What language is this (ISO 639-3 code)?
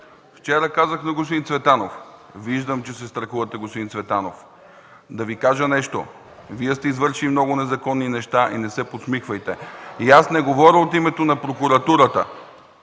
bul